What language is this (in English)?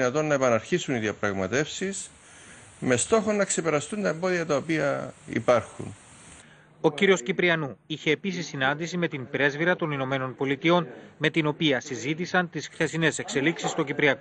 Greek